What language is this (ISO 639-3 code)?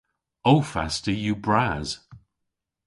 cor